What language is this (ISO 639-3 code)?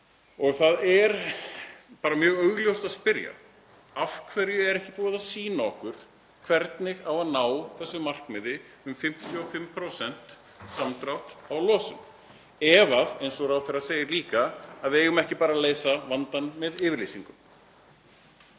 isl